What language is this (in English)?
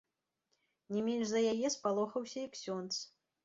Belarusian